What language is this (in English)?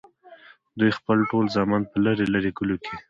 Pashto